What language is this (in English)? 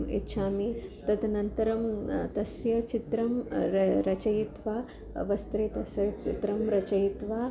Sanskrit